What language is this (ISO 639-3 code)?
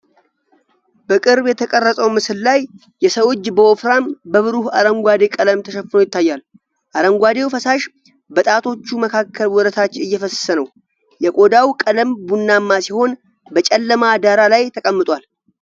amh